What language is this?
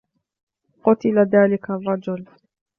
Arabic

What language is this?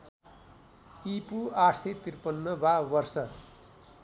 Nepali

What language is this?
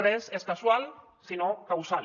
Catalan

